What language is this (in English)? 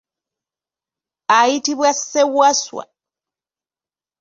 Ganda